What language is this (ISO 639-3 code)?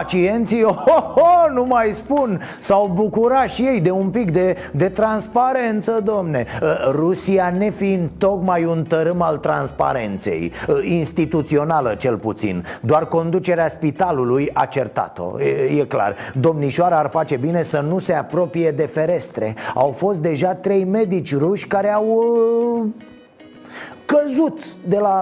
ron